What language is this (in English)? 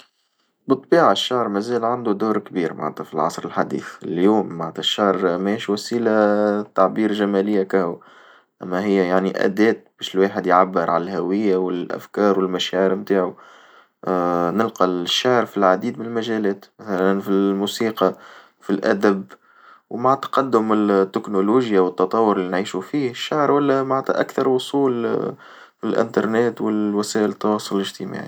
Tunisian Arabic